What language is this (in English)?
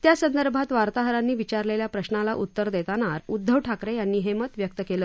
Marathi